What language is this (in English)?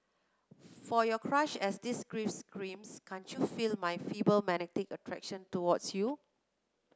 English